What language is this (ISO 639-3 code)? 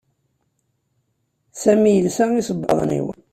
kab